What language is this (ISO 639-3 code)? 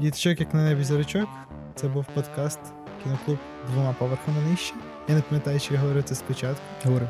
ukr